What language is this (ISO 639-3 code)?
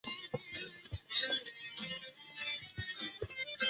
zho